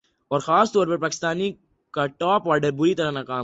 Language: Urdu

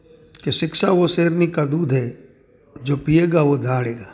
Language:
Gujarati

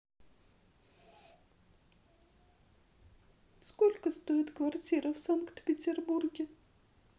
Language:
Russian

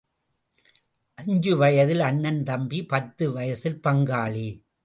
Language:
Tamil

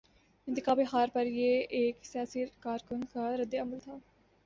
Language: Urdu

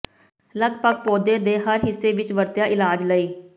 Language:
Punjabi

